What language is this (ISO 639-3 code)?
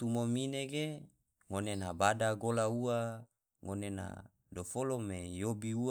tvo